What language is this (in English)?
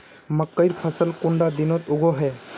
Magahi